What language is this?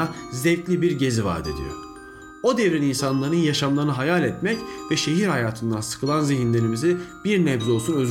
Turkish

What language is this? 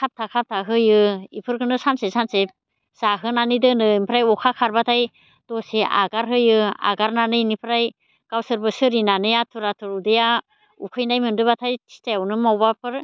Bodo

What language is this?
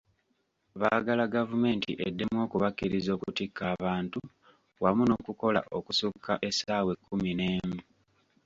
Ganda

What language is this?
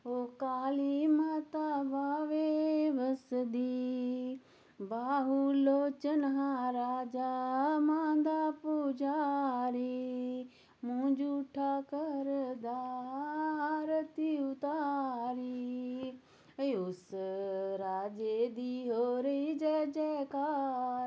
Dogri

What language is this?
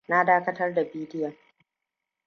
Hausa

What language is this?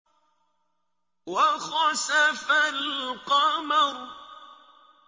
Arabic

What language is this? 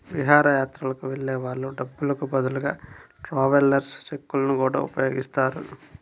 Telugu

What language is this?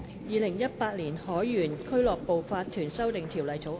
Cantonese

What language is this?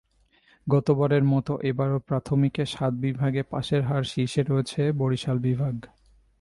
Bangla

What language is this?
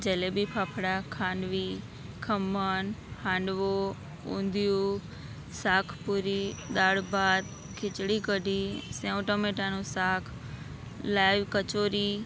Gujarati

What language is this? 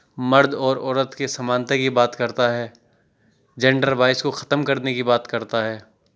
Urdu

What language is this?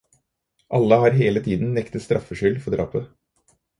Norwegian Bokmål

